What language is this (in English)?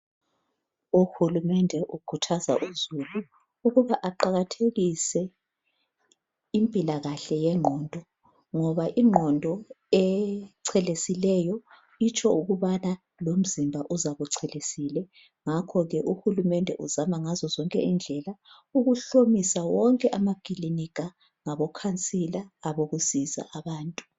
North Ndebele